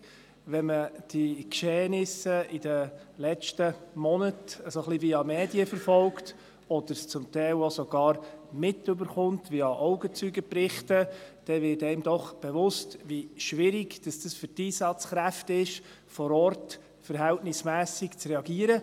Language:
Swiss German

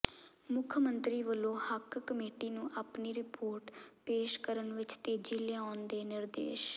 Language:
Punjabi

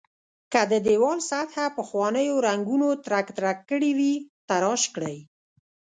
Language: Pashto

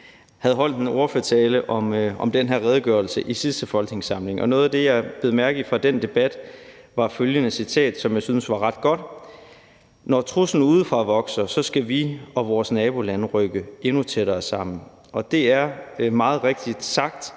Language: Danish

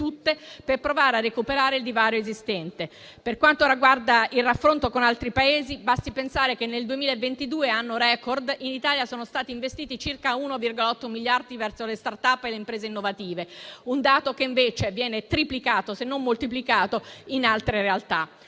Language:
Italian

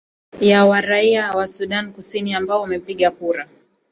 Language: Swahili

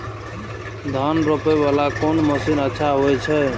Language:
Maithili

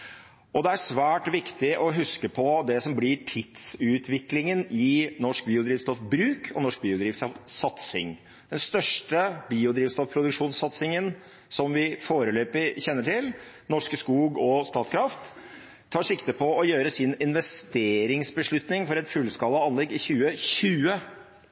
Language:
Norwegian Bokmål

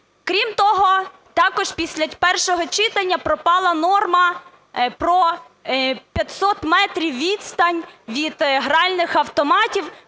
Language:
Ukrainian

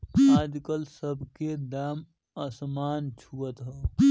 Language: Bhojpuri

